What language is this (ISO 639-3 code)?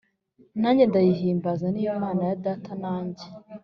kin